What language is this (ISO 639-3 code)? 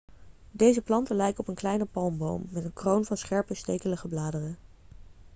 nld